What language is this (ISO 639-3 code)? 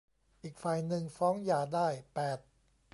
tha